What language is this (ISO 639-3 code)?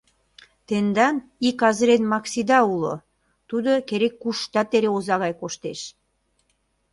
chm